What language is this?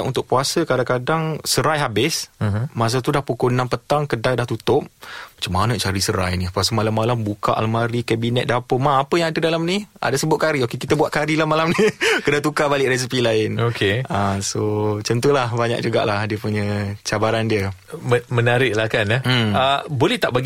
Malay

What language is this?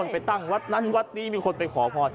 Thai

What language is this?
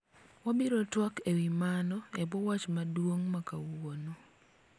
Luo (Kenya and Tanzania)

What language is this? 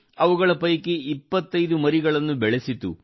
Kannada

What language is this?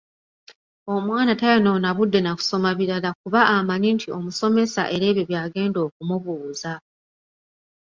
Ganda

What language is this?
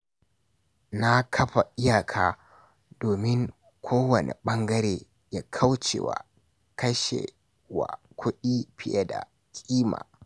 Hausa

